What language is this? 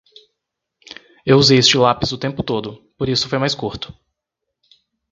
Portuguese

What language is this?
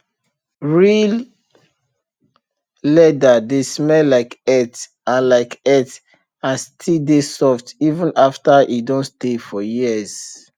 Nigerian Pidgin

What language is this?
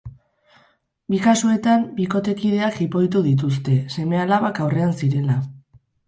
Basque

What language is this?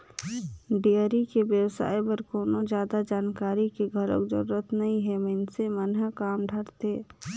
Chhattisgarhi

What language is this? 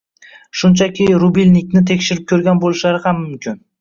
Uzbek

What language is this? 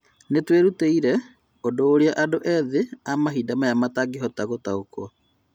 Kikuyu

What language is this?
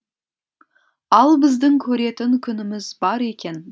Kazakh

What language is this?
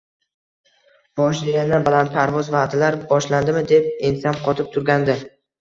Uzbek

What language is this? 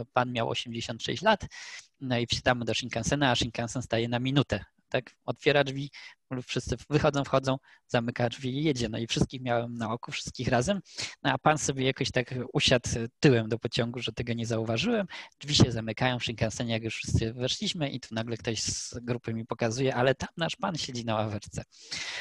Polish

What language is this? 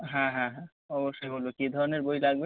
Bangla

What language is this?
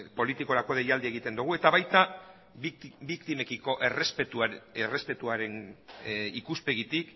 Basque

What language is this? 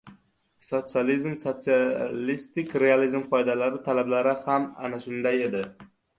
Uzbek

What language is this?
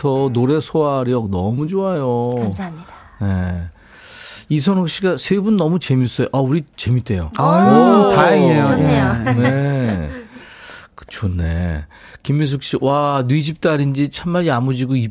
Korean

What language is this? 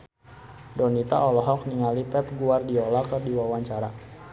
Sundanese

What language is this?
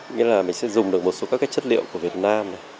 Vietnamese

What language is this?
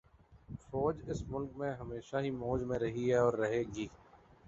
Urdu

